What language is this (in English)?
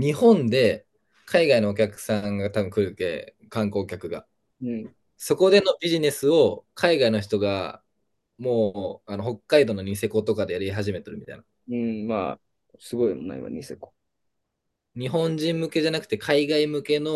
Japanese